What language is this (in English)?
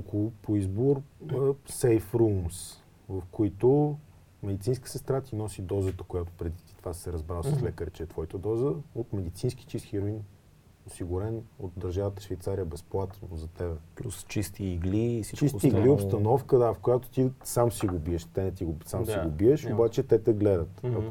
Bulgarian